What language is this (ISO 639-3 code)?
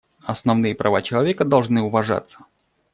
rus